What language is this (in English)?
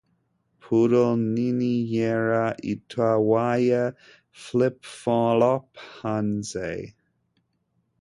Kinyarwanda